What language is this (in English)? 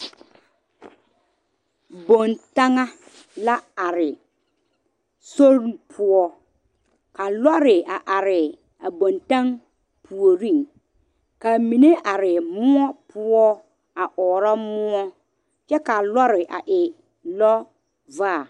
Southern Dagaare